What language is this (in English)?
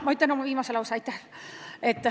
Estonian